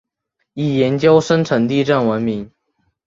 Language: Chinese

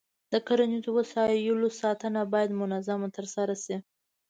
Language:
Pashto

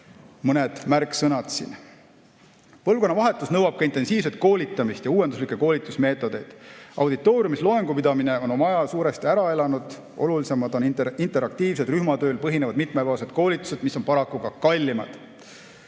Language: Estonian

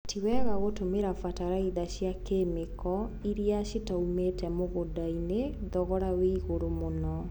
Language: Kikuyu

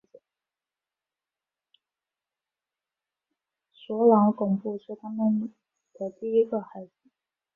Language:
Chinese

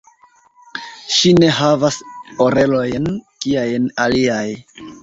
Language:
Esperanto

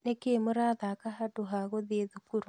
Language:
Kikuyu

